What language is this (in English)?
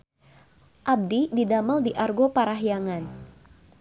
Sundanese